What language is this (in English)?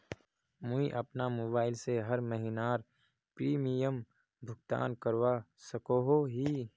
Magahi